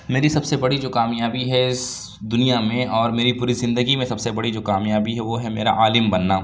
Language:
Urdu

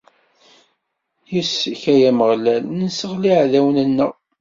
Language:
Kabyle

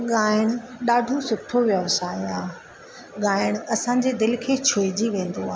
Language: Sindhi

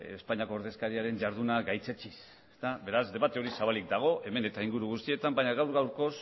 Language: Basque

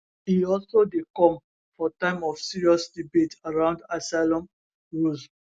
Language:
Nigerian Pidgin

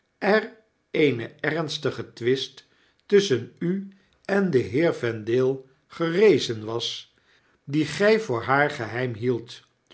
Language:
Dutch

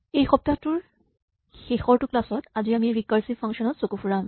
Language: Assamese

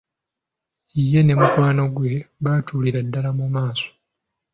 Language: Ganda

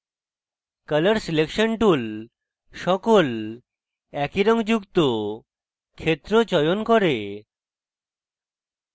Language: Bangla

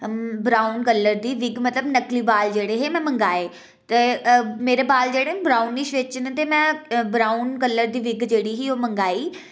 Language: Dogri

